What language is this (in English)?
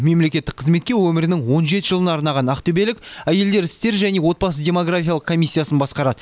Kazakh